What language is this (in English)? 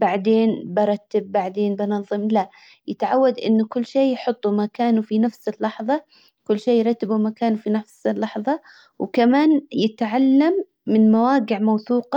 Hijazi Arabic